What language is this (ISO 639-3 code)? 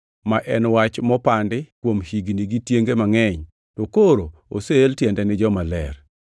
luo